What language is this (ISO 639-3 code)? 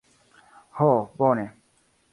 epo